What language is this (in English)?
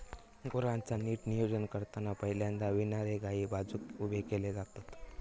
Marathi